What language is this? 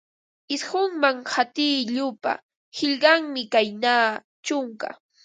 Ambo-Pasco Quechua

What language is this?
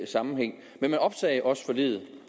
Danish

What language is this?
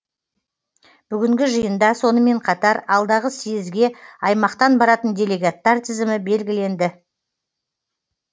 Kazakh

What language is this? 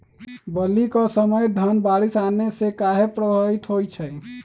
Magahi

